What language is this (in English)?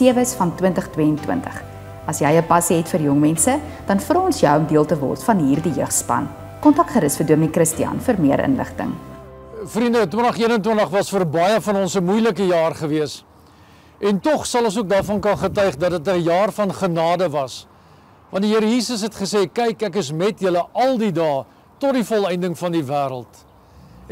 Dutch